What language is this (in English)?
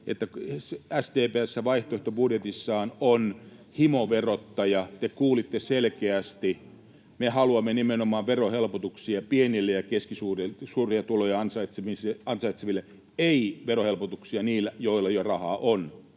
Finnish